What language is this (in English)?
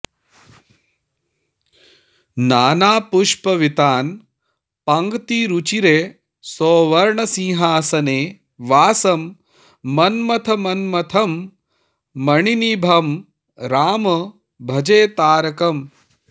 Sanskrit